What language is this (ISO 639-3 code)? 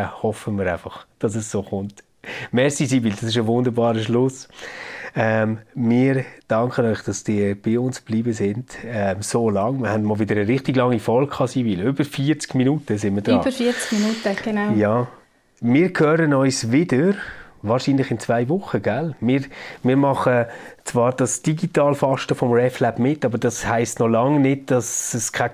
deu